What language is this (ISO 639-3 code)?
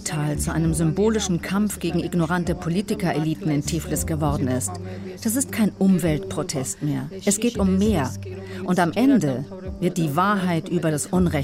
deu